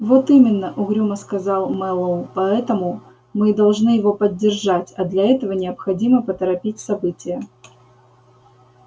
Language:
Russian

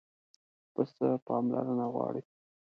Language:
Pashto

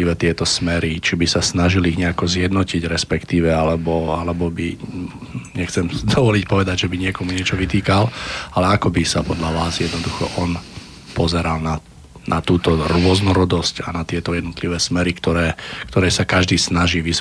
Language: Slovak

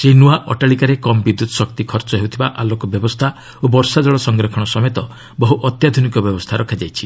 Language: Odia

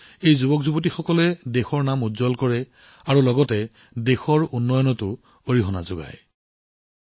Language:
Assamese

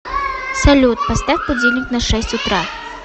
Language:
Russian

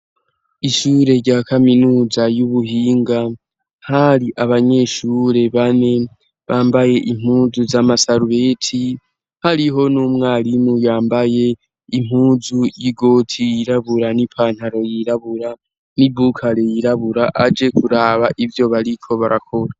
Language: Rundi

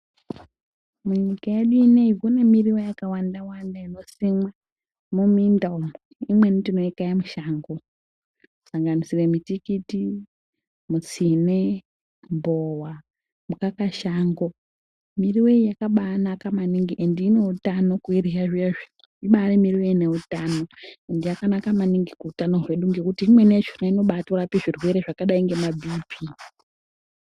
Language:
Ndau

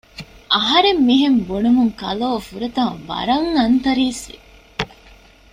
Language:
Divehi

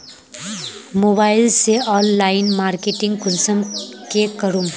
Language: Magahi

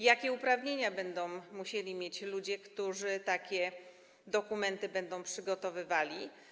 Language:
Polish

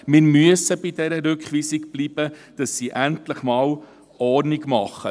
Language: Swiss German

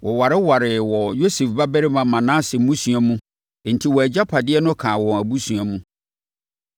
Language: Akan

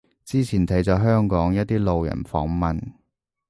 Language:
Cantonese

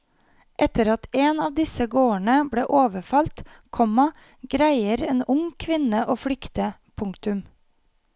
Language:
Norwegian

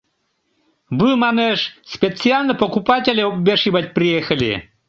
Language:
Mari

